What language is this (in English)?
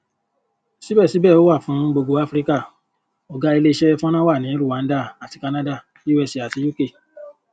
Yoruba